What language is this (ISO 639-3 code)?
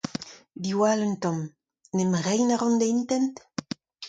bre